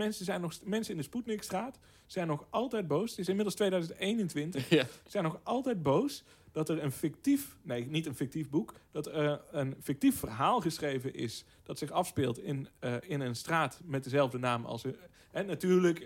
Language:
Dutch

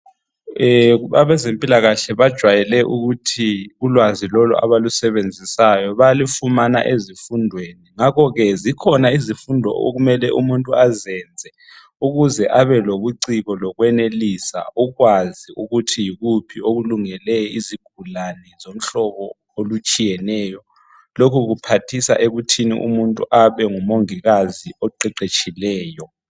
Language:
North Ndebele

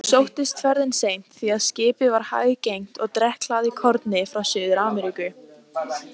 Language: Icelandic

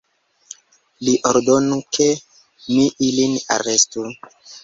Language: Esperanto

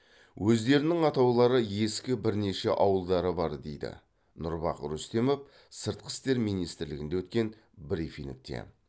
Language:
Kazakh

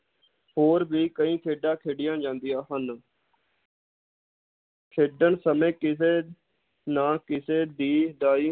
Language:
Punjabi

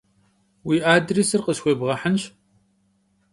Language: Kabardian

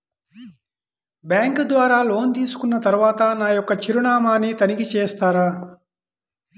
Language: Telugu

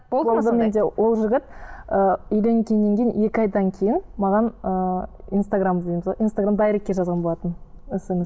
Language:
Kazakh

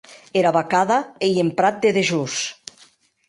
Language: Occitan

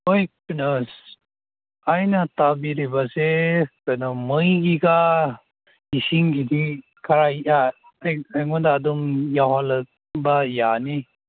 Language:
Manipuri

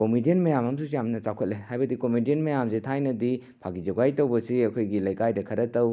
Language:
Manipuri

